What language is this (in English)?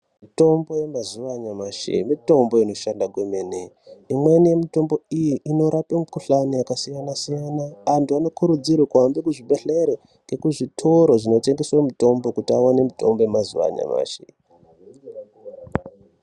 Ndau